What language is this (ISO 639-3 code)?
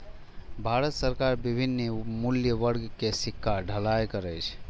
mai